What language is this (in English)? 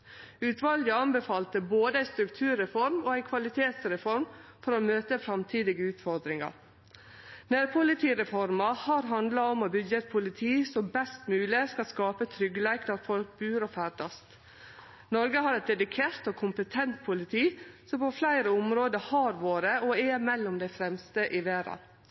Norwegian Nynorsk